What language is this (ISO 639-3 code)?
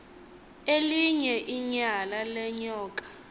xho